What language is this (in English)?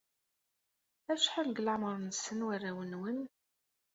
Kabyle